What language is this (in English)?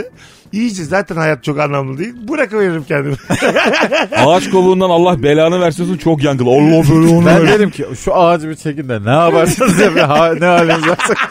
Turkish